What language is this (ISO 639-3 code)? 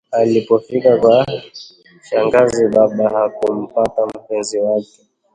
swa